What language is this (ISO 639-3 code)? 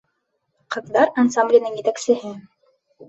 bak